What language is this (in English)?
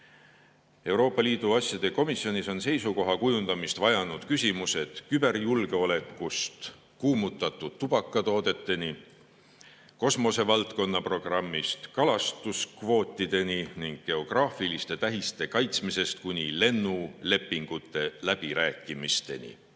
Estonian